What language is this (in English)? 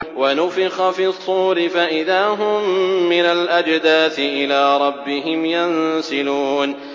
Arabic